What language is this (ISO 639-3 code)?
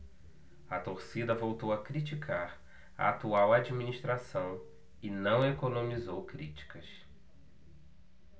por